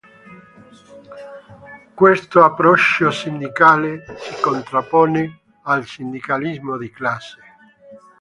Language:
Italian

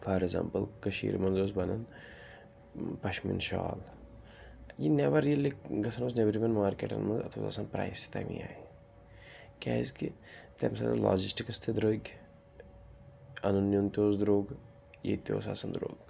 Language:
Kashmiri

